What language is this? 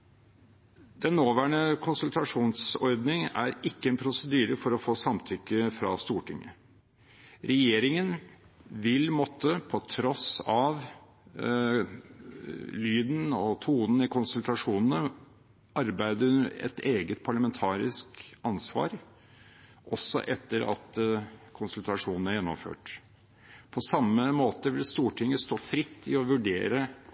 Norwegian Bokmål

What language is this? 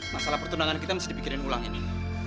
Indonesian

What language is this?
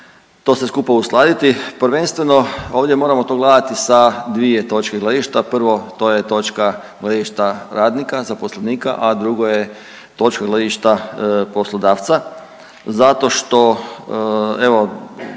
Croatian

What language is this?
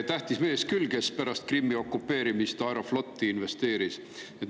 Estonian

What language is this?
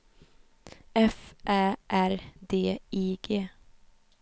Swedish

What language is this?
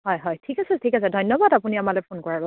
Assamese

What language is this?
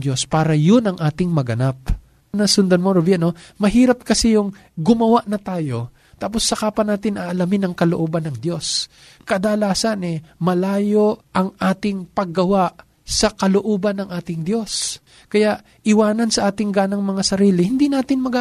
Filipino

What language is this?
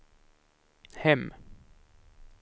Swedish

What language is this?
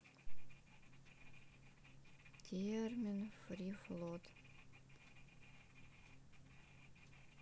Russian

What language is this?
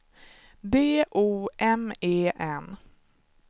Swedish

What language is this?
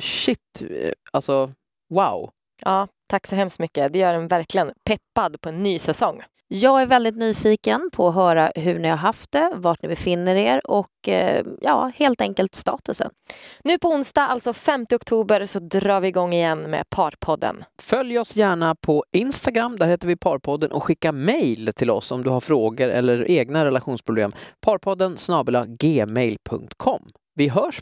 Swedish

